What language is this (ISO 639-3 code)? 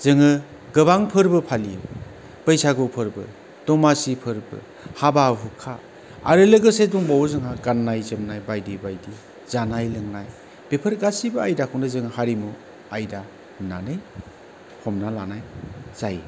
brx